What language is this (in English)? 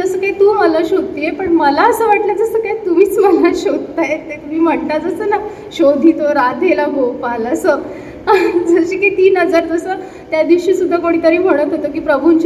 Marathi